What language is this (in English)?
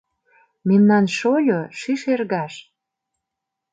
Mari